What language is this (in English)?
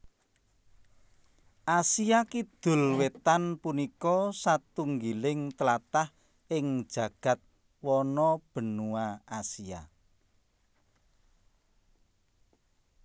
Javanese